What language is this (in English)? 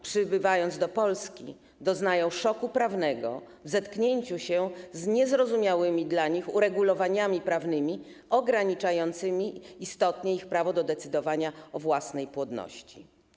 Polish